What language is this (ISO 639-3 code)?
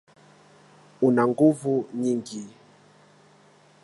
swa